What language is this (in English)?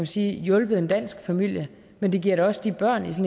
Danish